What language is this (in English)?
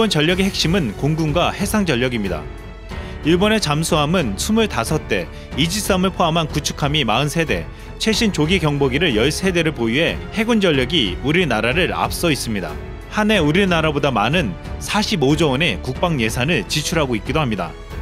Korean